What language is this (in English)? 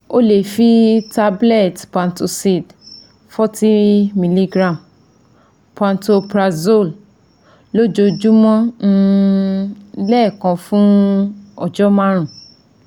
Yoruba